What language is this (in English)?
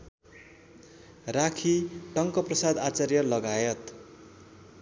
Nepali